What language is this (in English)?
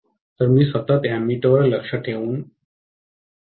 Marathi